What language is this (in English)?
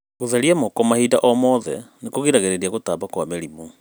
Kikuyu